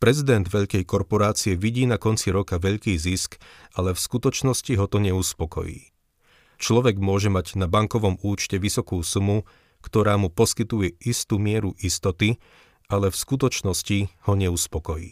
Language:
Slovak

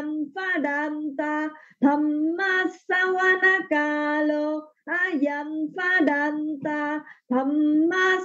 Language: Vietnamese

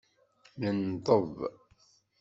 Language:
Kabyle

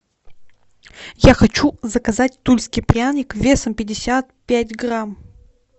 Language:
Russian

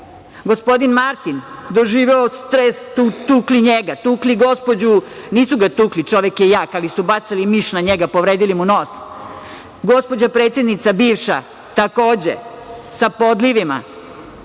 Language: Serbian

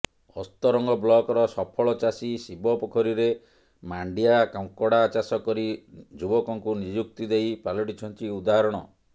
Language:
Odia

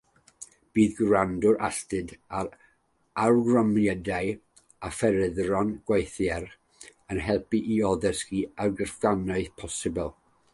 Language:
Welsh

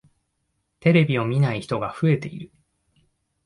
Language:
Japanese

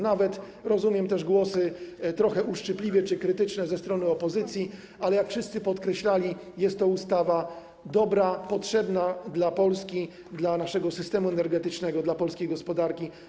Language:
Polish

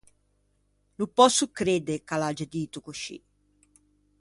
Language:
Ligurian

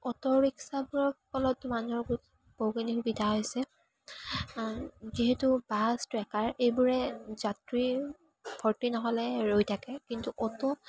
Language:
Assamese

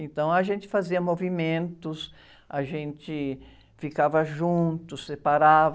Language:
Portuguese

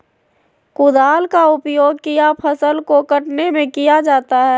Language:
Magahi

